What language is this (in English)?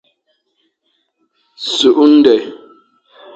Fang